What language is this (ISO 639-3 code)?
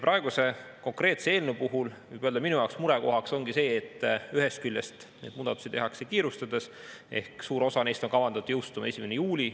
est